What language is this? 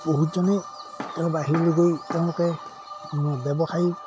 Assamese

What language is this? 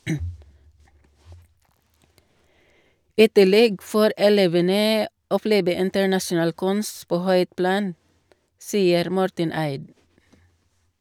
Norwegian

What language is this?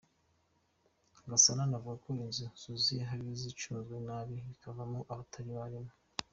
Kinyarwanda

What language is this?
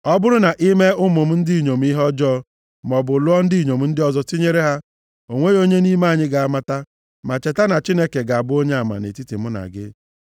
Igbo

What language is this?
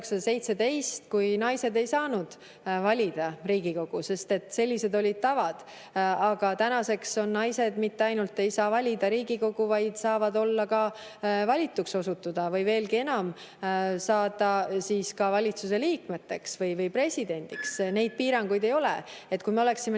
Estonian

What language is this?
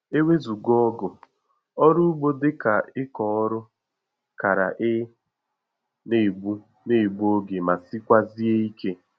Igbo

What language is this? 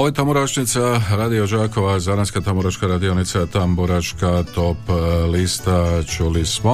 Croatian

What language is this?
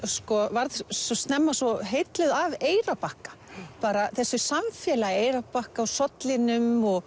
Icelandic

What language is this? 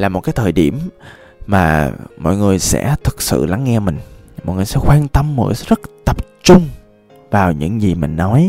Vietnamese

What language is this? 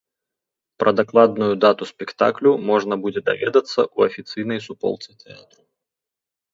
Belarusian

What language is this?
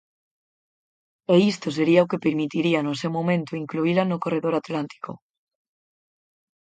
Galician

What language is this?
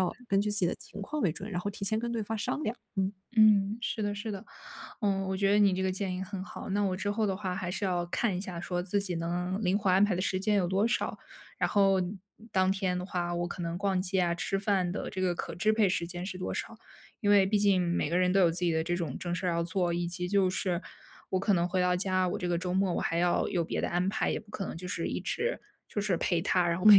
Chinese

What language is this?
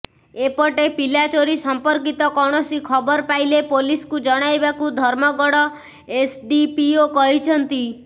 Odia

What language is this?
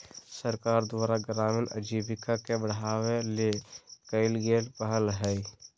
Magahi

